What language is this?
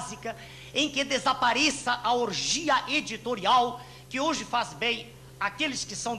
Portuguese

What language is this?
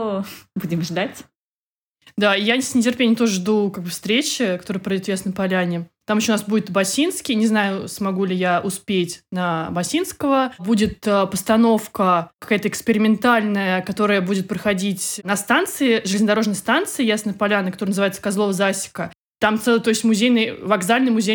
Russian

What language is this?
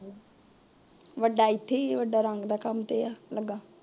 Punjabi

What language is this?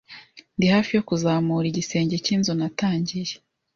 Kinyarwanda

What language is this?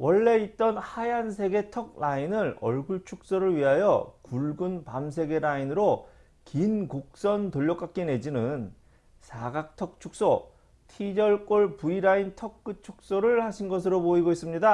Korean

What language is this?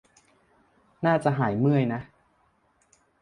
Thai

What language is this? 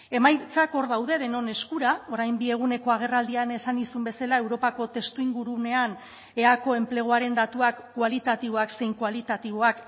Basque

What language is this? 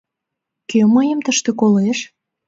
Mari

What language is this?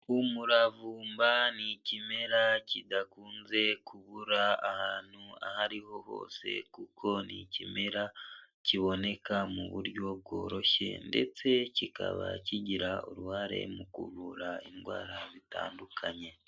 Kinyarwanda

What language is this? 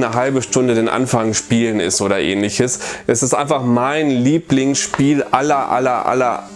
German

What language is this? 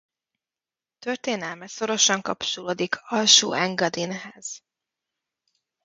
Hungarian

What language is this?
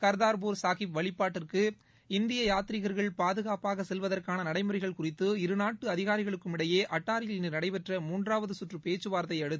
Tamil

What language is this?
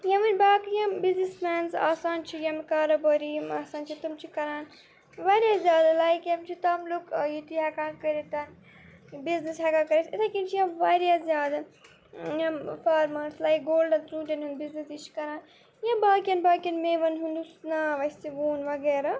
Kashmiri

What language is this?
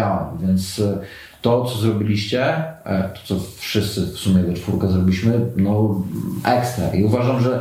Polish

